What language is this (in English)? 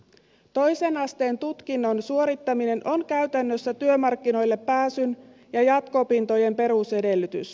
Finnish